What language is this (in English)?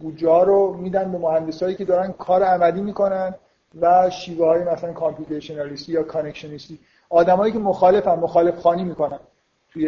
Persian